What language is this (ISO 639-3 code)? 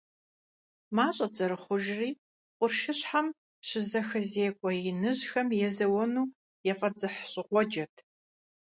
kbd